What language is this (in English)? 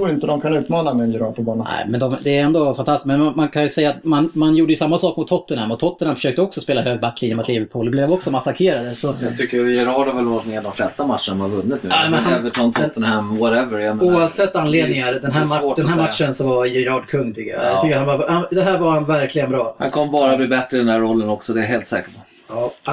Swedish